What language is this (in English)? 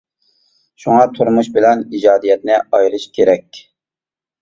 Uyghur